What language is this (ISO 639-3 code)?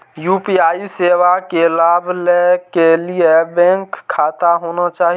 mai